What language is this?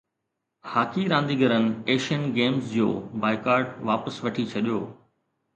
Sindhi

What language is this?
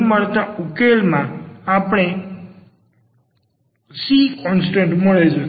Gujarati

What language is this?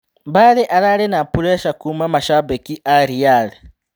Kikuyu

